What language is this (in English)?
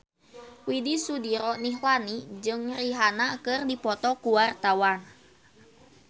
Sundanese